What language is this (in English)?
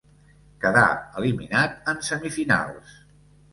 Catalan